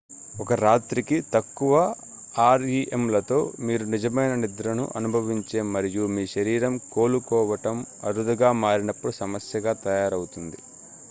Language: Telugu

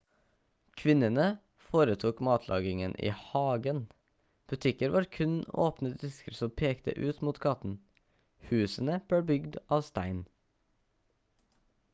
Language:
Norwegian Bokmål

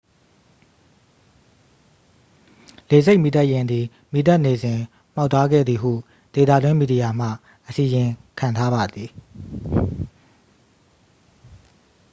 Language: Burmese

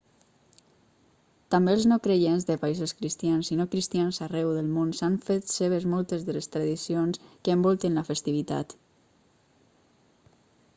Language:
Catalan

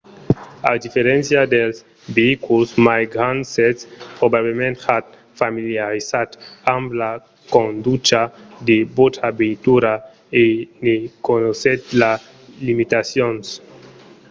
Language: Occitan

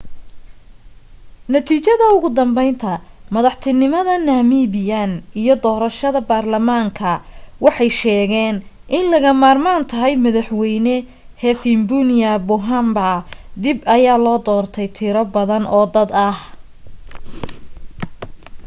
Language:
Somali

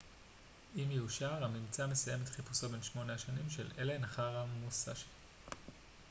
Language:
Hebrew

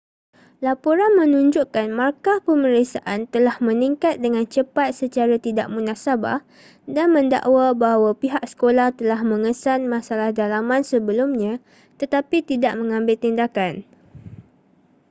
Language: Malay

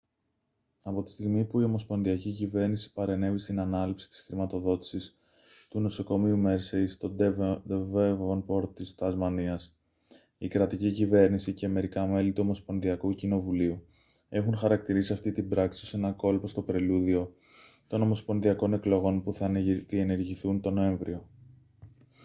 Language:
Greek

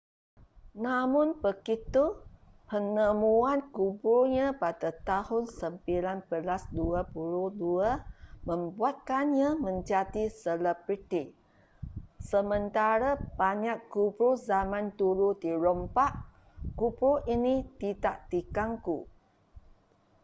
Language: Malay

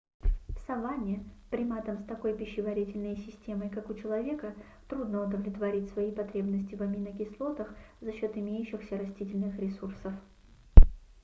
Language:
Russian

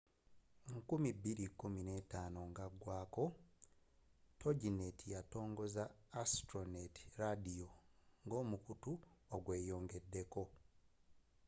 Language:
Ganda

